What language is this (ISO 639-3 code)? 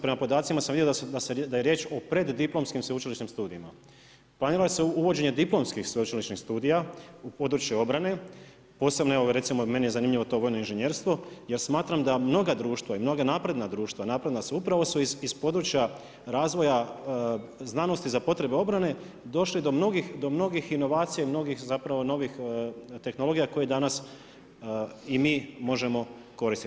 hrv